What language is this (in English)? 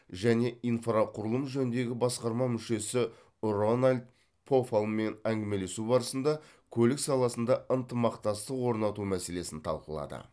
Kazakh